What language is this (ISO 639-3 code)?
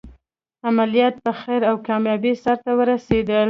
pus